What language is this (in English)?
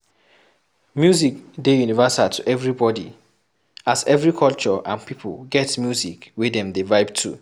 Nigerian Pidgin